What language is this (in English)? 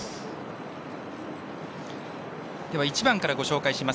Japanese